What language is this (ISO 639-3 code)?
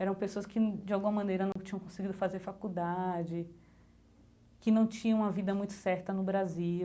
por